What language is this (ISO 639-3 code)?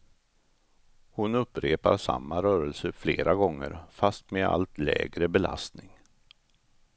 swe